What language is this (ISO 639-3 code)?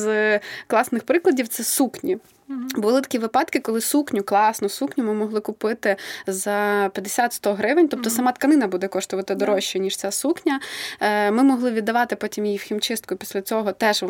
ukr